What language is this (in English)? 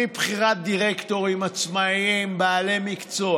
Hebrew